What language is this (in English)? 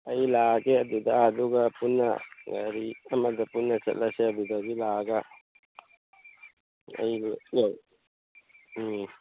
Manipuri